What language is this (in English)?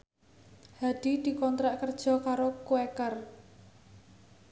Javanese